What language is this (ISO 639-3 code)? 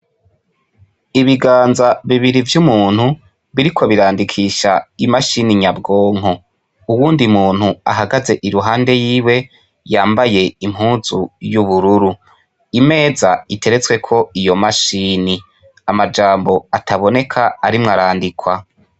run